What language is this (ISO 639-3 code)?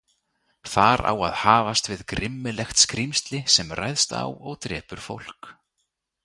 isl